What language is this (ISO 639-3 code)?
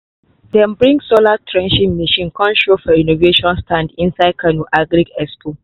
pcm